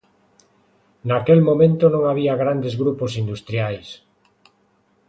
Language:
Galician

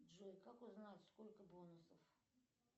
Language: Russian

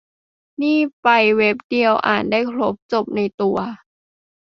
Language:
Thai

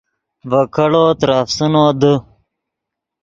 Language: Yidgha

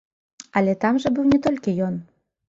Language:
Belarusian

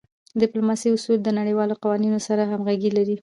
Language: Pashto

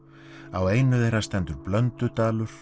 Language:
Icelandic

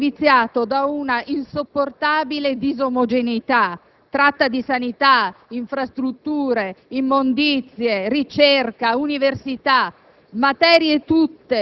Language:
Italian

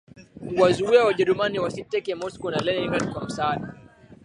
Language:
Swahili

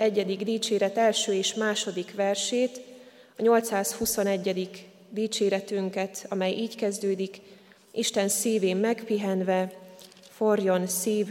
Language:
Hungarian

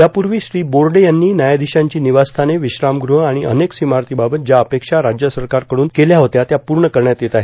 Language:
Marathi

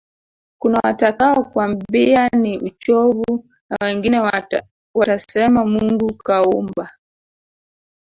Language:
Swahili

